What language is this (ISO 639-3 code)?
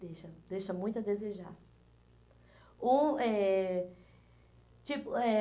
por